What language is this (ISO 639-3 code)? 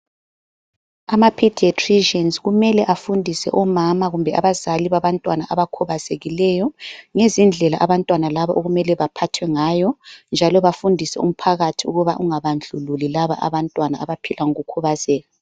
nde